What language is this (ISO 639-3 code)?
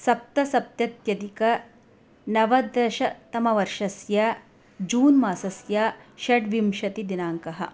san